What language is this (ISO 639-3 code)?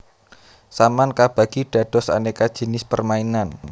jav